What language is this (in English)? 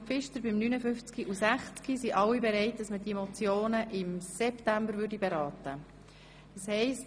Swiss German